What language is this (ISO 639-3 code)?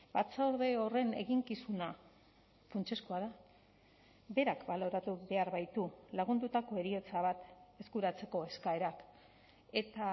eus